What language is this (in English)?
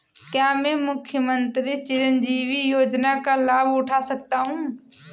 Hindi